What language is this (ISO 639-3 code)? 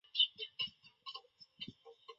zho